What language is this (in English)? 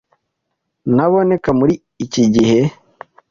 Kinyarwanda